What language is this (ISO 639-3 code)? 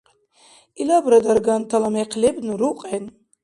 dar